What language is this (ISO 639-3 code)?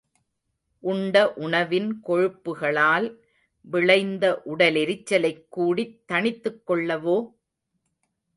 tam